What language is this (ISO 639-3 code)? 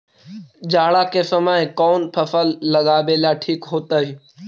mag